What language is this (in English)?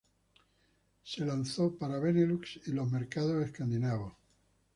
Spanish